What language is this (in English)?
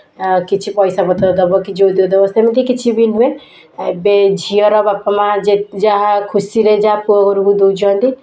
Odia